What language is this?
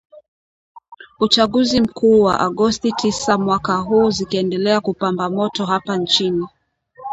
Swahili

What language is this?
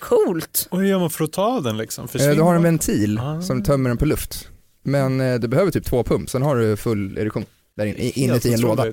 Swedish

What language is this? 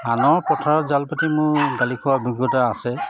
Assamese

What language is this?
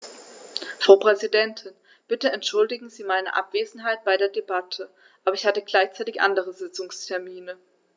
German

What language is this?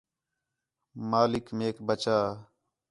Khetrani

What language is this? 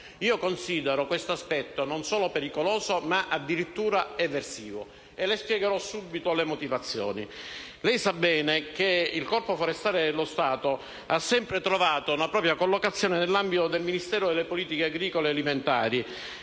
Italian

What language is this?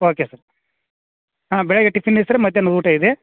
Kannada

